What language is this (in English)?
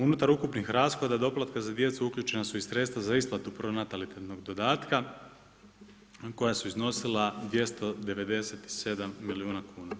Croatian